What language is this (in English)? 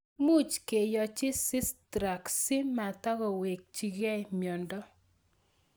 Kalenjin